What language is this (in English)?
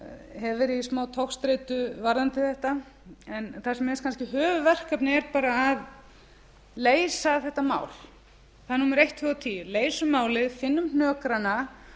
Icelandic